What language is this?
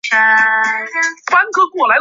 Chinese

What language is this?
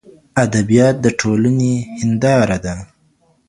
Pashto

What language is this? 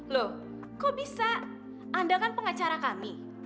Indonesian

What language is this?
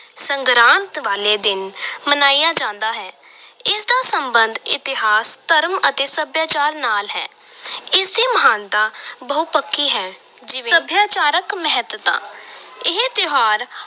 Punjabi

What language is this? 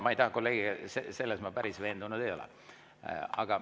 Estonian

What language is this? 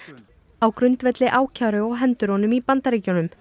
Icelandic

